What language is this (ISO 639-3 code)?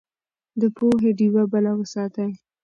pus